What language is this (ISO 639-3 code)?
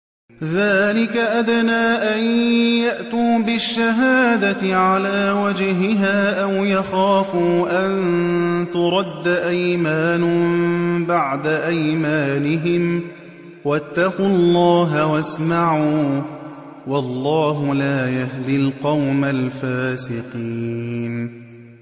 ara